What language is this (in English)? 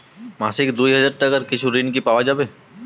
Bangla